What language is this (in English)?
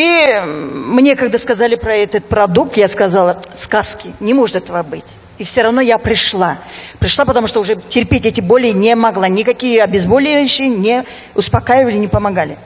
Russian